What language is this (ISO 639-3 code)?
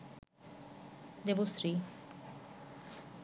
ben